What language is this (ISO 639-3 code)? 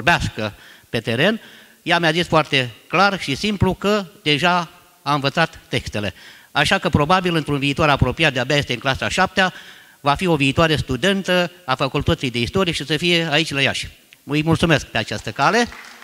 ron